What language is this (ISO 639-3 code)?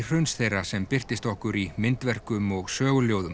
isl